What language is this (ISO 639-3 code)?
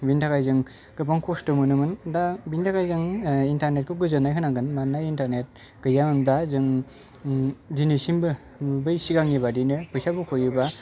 brx